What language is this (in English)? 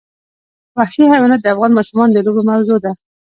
Pashto